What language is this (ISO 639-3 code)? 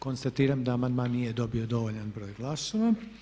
hrv